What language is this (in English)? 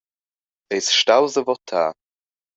Romansh